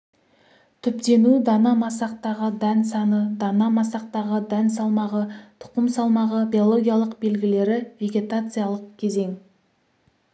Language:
Kazakh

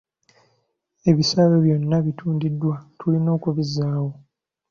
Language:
Ganda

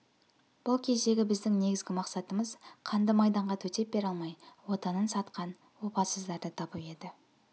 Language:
Kazakh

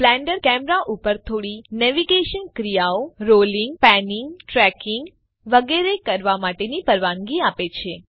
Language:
Gujarati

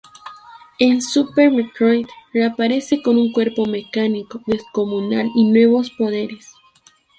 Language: Spanish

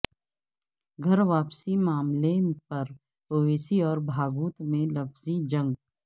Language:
Urdu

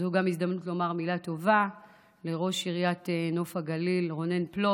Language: Hebrew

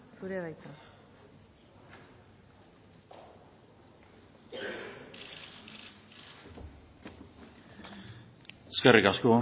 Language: Basque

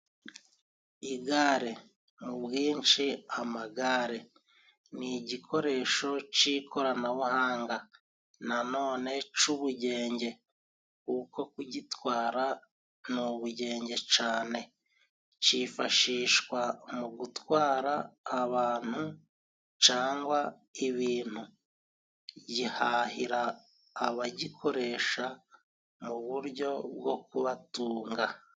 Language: Kinyarwanda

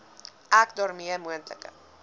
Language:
Afrikaans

